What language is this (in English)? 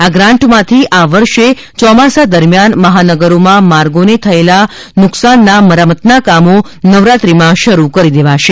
Gujarati